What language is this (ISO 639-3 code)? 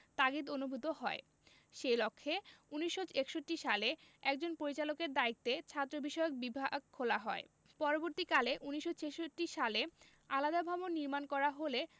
ben